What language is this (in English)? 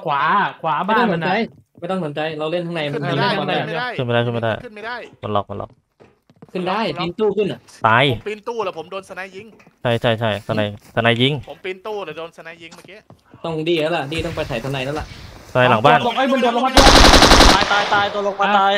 Thai